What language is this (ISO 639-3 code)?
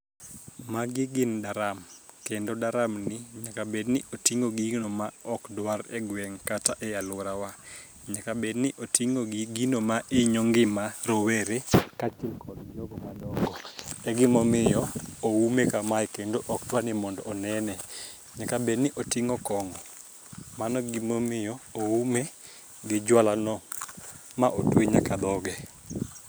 luo